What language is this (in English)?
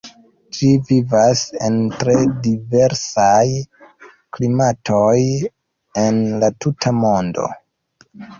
Esperanto